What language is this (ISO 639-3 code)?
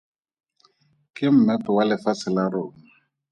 tsn